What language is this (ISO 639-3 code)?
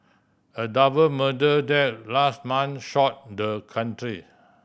eng